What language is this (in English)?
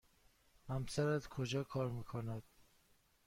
Persian